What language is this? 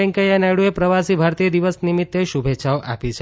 Gujarati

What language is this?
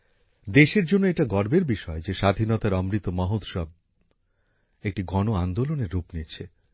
Bangla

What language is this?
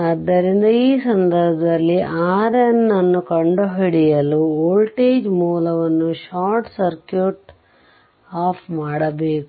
Kannada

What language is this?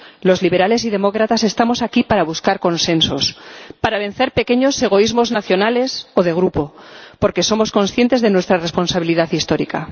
Spanish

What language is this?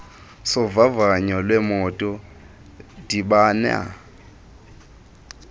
Xhosa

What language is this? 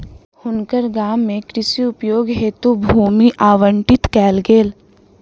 Maithili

